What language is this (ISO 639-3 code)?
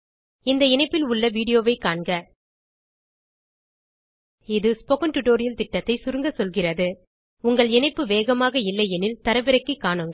tam